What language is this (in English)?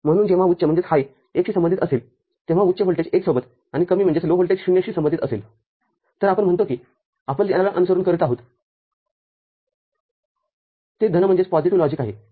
Marathi